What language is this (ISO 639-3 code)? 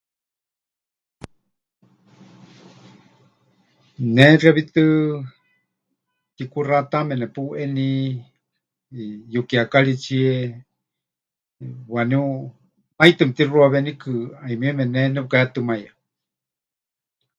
hch